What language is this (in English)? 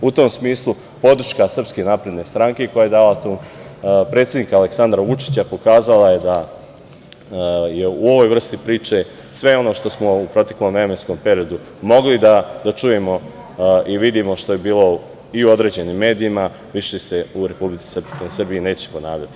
Serbian